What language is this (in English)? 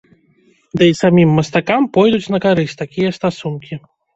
Belarusian